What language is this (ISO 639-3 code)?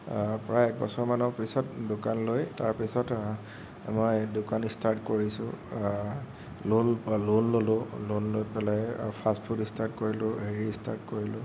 asm